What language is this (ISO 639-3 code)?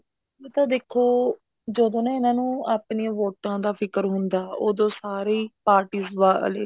pan